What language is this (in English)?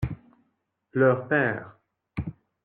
French